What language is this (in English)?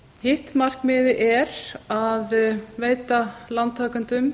Icelandic